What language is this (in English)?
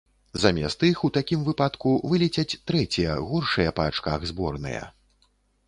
Belarusian